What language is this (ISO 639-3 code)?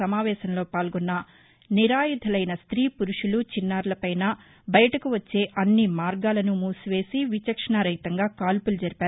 tel